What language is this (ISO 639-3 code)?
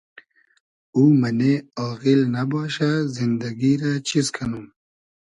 haz